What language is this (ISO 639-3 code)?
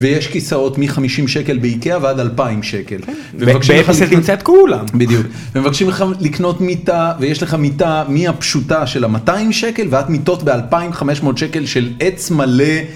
heb